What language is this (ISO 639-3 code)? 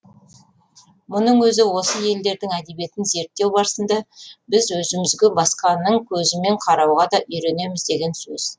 kaz